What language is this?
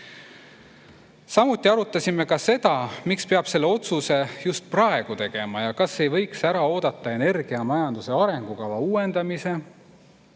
Estonian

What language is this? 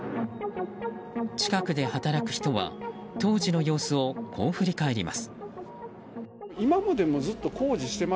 Japanese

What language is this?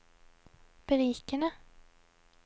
Norwegian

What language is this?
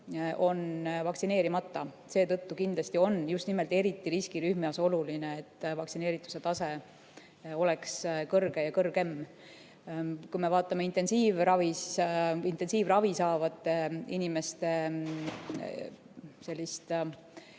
Estonian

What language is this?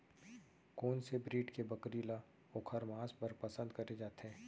Chhattisgarhi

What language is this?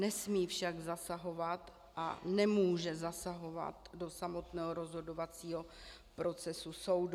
Czech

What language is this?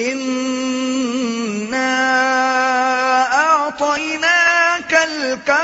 Urdu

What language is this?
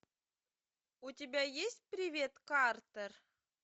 Russian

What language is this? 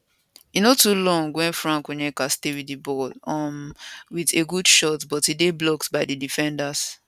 Nigerian Pidgin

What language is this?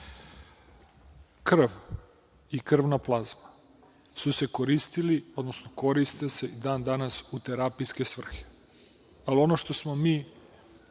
Serbian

